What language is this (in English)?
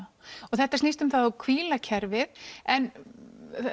Icelandic